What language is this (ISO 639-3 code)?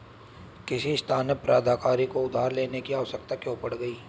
hin